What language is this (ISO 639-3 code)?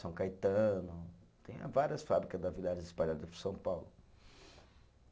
por